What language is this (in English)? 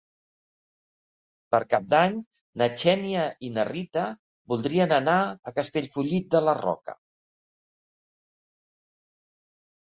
Catalan